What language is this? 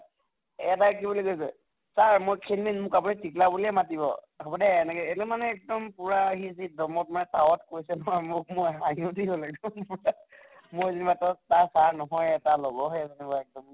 Assamese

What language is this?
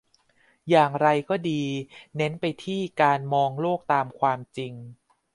Thai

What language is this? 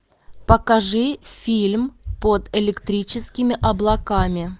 Russian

